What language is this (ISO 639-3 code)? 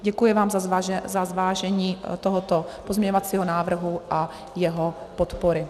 ces